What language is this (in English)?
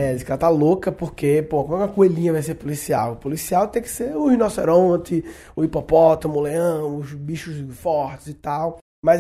Portuguese